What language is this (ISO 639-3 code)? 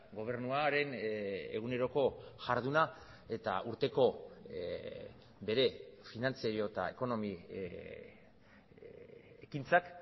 eus